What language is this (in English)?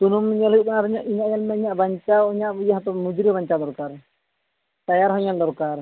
Santali